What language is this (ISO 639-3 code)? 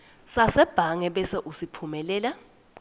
ssw